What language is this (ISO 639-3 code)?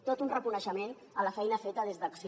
cat